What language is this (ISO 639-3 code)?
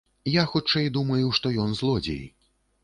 bel